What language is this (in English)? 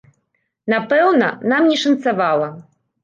Belarusian